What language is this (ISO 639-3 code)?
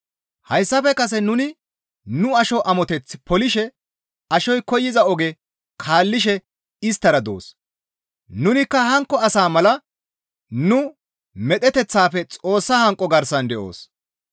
gmv